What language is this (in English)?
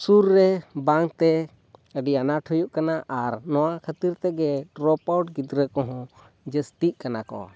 Santali